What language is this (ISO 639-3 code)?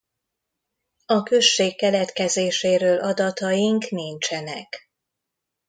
hun